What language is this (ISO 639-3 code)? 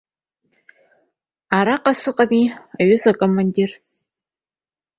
abk